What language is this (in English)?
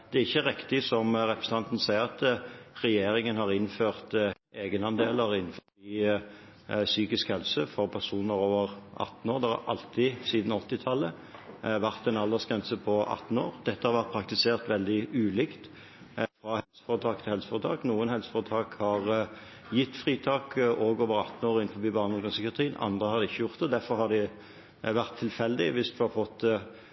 Norwegian Bokmål